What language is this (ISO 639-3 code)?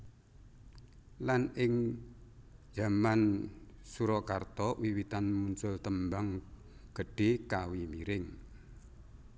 jav